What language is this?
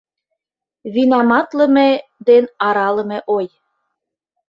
Mari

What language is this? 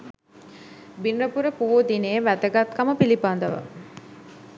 Sinhala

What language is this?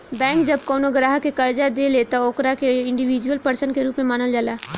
Bhojpuri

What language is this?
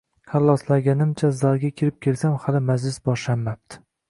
Uzbek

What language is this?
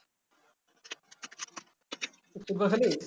Bangla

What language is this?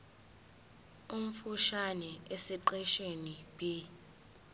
Zulu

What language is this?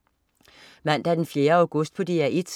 Danish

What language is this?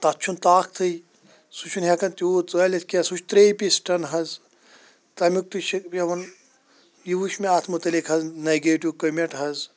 Kashmiri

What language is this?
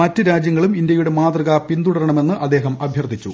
Malayalam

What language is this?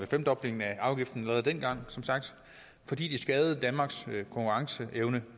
Danish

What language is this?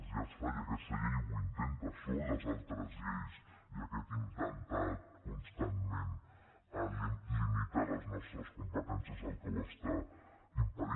Catalan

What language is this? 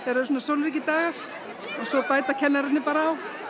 Icelandic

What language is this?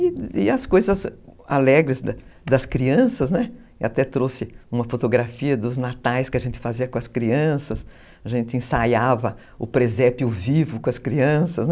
Portuguese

